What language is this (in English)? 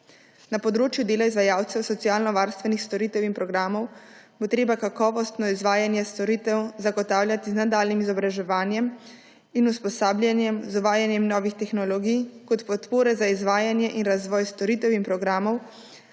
Slovenian